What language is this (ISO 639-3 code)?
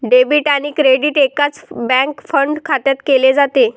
mar